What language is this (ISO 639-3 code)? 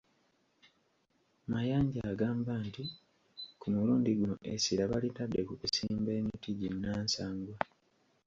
lug